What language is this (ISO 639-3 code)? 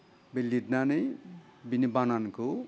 brx